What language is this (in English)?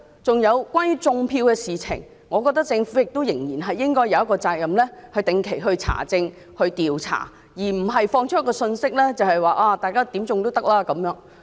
Cantonese